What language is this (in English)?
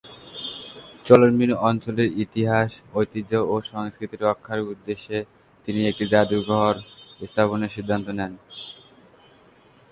Bangla